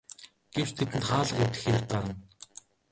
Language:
Mongolian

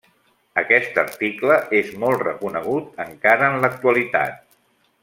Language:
Catalan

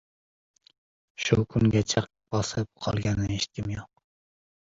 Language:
Uzbek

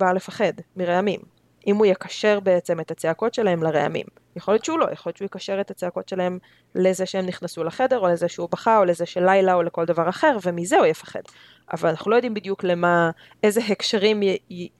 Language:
Hebrew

